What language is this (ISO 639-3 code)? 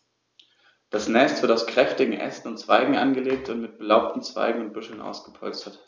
deu